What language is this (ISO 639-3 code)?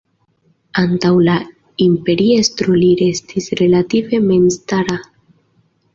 epo